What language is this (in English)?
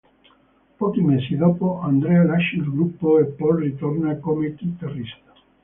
Italian